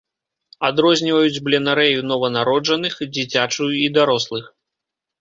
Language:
Belarusian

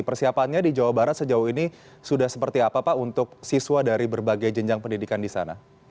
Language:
Indonesian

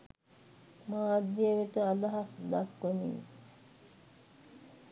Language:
Sinhala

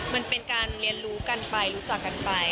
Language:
Thai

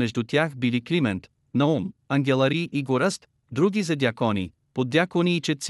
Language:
Bulgarian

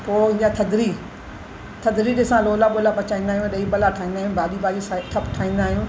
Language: Sindhi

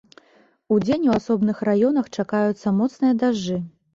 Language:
Belarusian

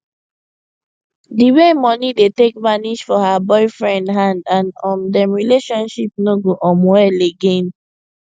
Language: Nigerian Pidgin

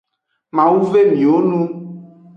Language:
Aja (Benin)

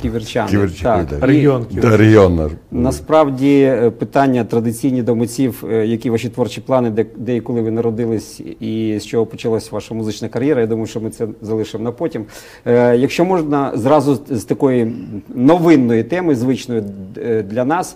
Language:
Ukrainian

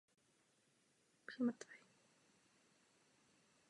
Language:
Czech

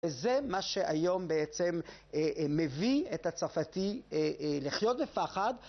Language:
Hebrew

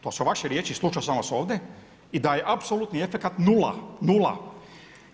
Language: Croatian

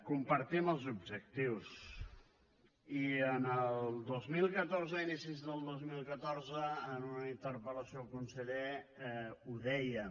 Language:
Catalan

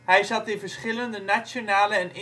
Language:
Dutch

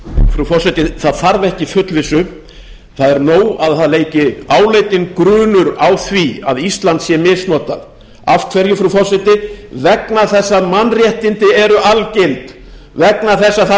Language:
Icelandic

